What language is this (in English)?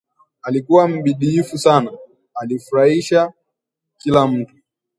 Swahili